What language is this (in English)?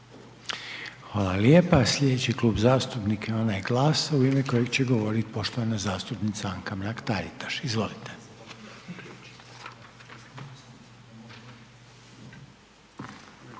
Croatian